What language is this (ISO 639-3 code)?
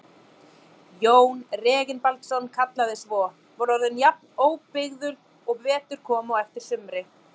isl